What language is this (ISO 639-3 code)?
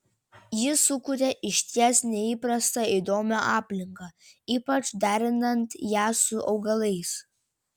lit